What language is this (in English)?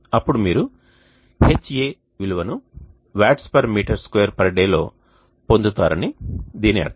Telugu